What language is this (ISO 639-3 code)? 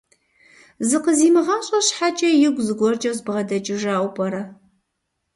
kbd